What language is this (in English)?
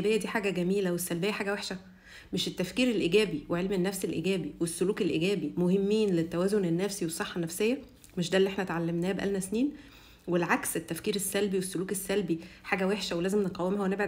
Arabic